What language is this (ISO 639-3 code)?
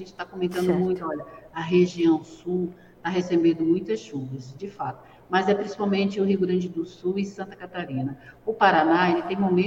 por